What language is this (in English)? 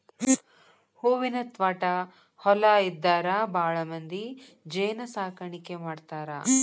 Kannada